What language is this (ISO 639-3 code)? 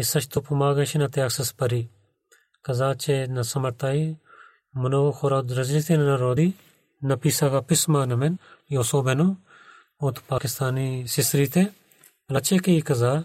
bul